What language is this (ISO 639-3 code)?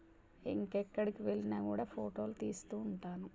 tel